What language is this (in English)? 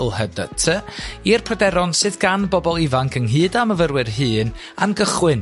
Welsh